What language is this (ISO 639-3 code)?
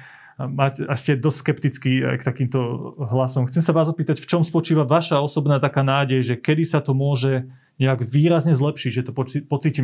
slk